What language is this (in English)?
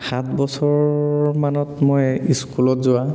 Assamese